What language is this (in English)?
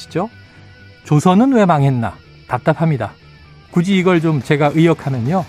Korean